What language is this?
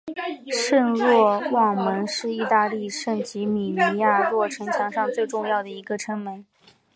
Chinese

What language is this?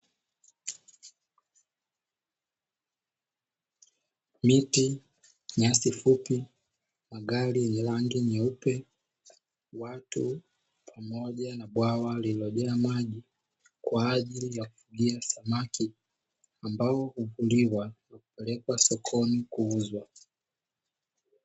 Swahili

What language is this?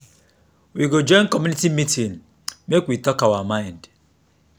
Nigerian Pidgin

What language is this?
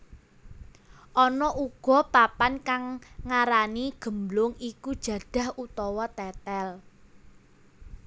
Javanese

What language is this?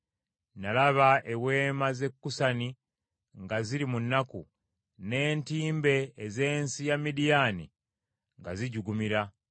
Ganda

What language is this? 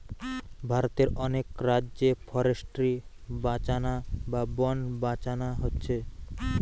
Bangla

